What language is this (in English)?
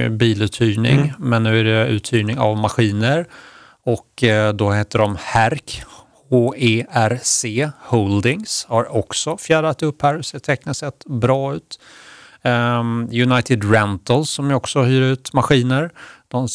Swedish